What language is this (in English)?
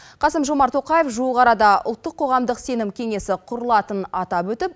Kazakh